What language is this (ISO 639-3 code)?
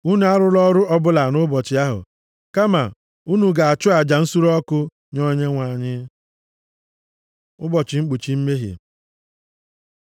ibo